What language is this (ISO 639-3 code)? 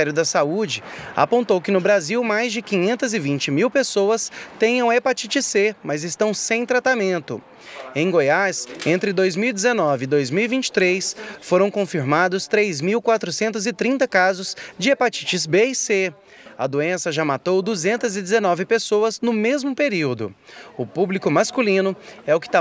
por